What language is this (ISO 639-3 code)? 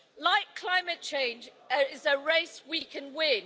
eng